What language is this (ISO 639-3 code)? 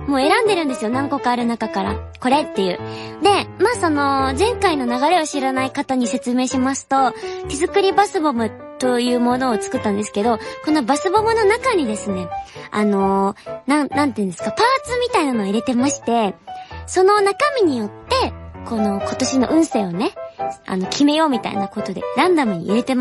jpn